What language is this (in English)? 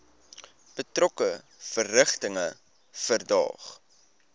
Afrikaans